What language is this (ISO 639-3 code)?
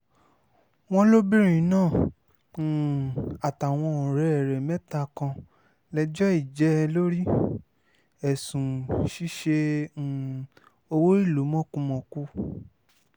yor